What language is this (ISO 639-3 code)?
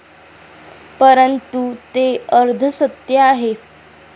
mar